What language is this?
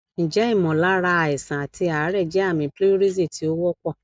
Yoruba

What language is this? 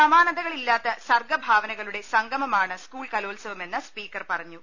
Malayalam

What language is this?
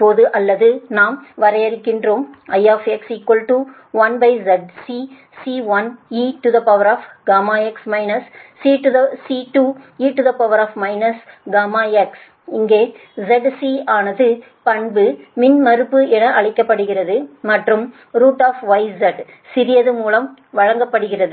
Tamil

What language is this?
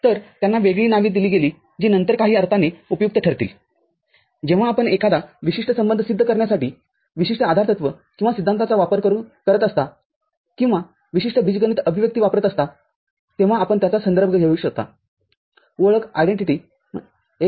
Marathi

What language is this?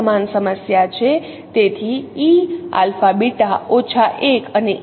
Gujarati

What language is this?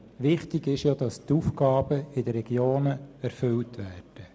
Swiss German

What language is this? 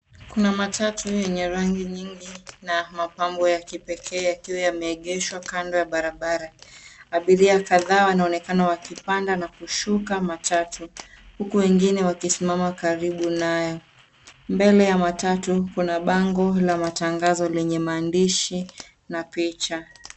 Swahili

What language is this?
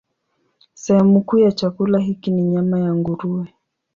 Swahili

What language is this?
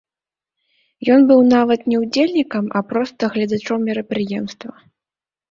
Belarusian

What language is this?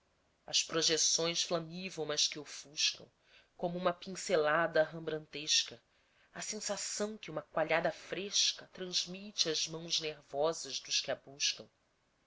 Portuguese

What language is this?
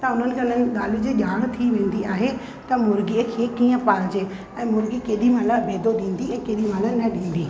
Sindhi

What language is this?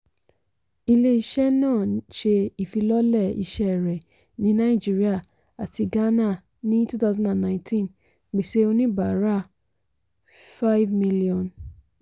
Yoruba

